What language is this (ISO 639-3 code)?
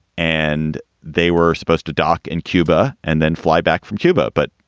eng